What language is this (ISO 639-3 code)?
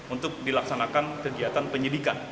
ind